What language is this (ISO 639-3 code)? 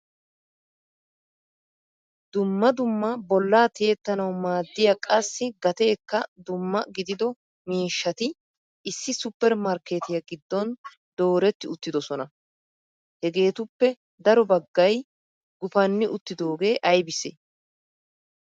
wal